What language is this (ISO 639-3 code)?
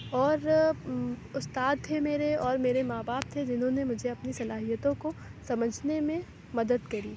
urd